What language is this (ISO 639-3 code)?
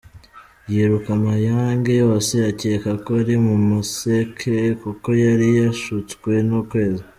kin